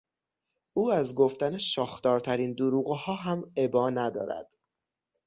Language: Persian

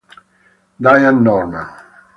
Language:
Italian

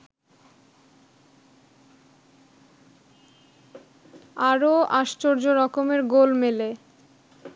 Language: Bangla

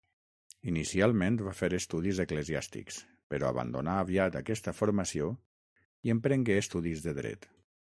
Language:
Catalan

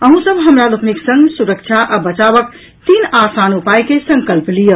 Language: Maithili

